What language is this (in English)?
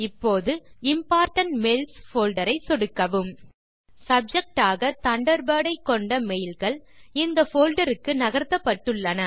Tamil